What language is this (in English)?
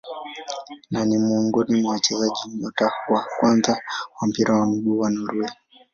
Swahili